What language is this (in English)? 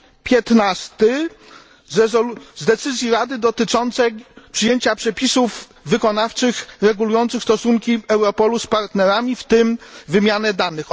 Polish